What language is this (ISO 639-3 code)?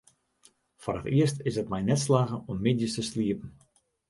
fry